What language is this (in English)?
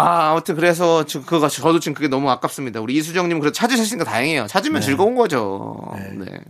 Korean